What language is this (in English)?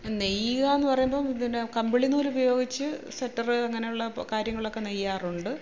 Malayalam